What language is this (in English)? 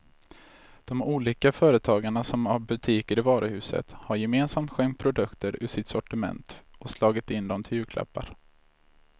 Swedish